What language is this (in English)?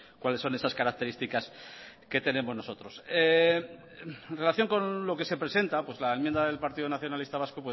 Spanish